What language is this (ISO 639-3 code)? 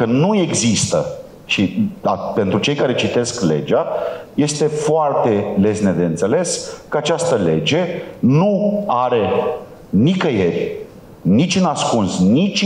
ron